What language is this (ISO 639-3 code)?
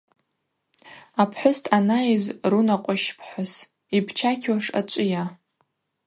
abq